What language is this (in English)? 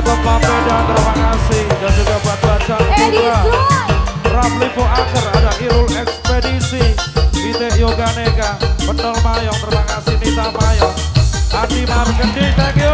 Indonesian